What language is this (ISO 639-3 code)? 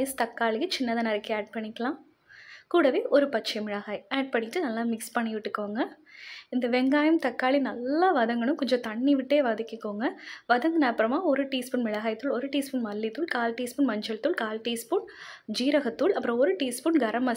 tam